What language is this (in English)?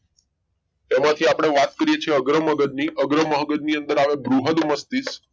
Gujarati